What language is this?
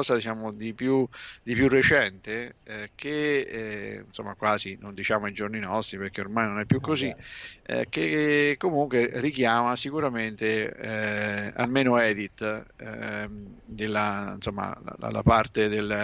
Italian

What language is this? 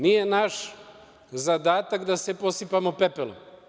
Serbian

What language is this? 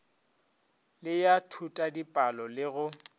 Northern Sotho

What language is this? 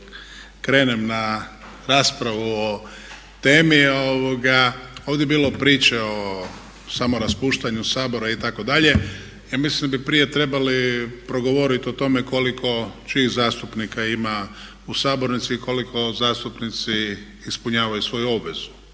Croatian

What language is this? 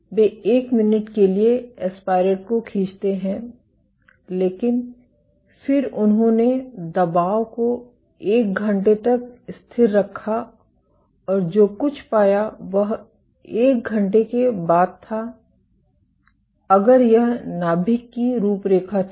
Hindi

